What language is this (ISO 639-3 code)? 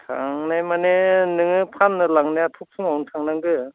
brx